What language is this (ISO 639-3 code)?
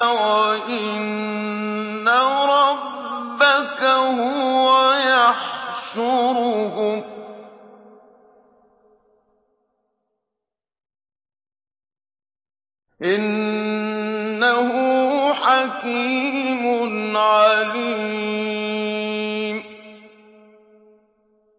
ara